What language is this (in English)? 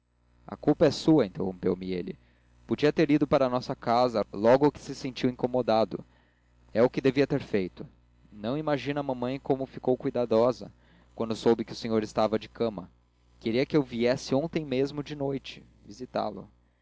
Portuguese